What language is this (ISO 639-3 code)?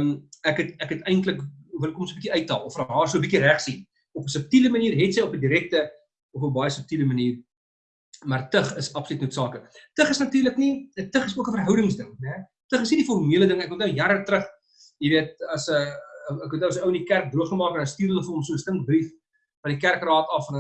nld